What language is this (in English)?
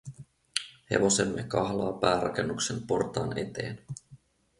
Finnish